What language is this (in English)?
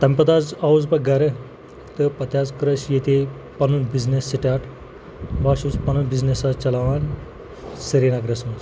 Kashmiri